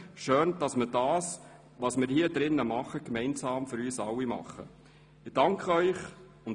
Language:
Swiss German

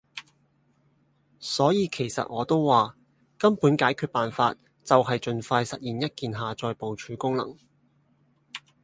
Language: Cantonese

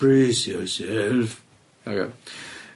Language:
Welsh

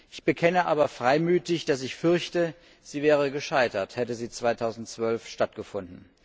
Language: German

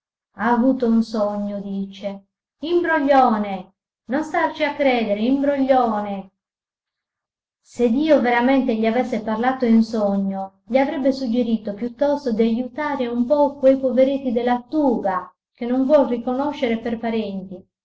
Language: Italian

